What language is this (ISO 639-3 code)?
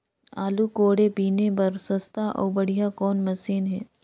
hne